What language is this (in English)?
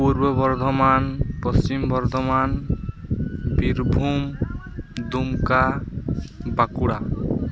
Santali